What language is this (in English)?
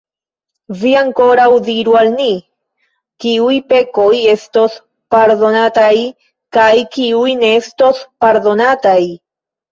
Esperanto